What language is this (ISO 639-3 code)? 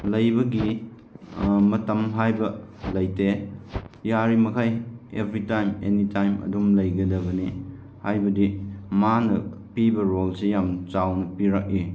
mni